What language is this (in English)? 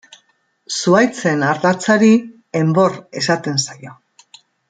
Basque